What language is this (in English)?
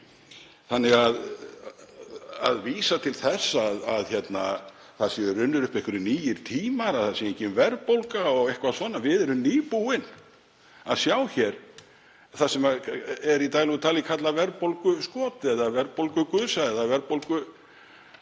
Icelandic